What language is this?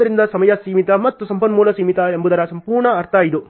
Kannada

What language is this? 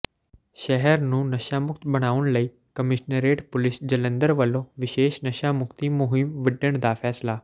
Punjabi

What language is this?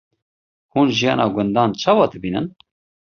Kurdish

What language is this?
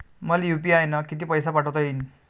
Marathi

